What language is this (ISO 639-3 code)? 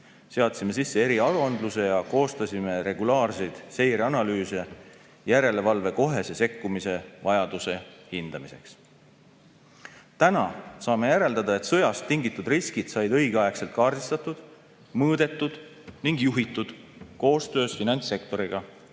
est